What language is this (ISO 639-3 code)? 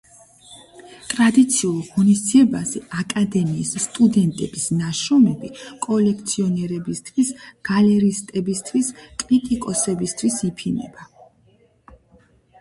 kat